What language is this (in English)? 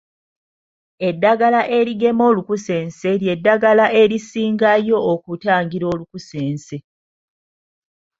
Ganda